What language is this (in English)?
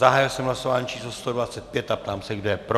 Czech